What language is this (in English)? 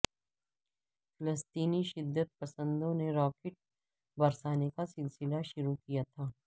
Urdu